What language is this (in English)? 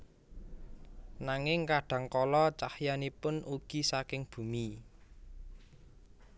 Javanese